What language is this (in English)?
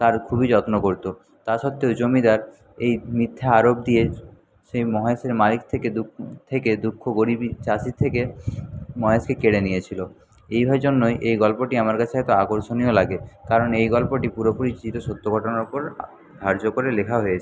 Bangla